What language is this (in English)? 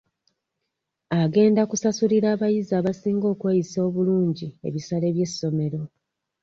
Ganda